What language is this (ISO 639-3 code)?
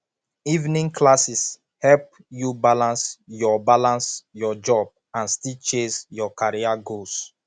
pcm